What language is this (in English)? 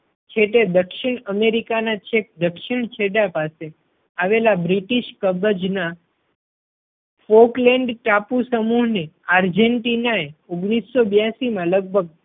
Gujarati